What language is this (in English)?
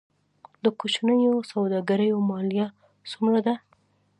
Pashto